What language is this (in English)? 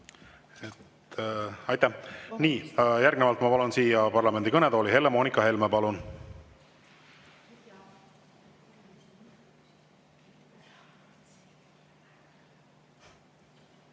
Estonian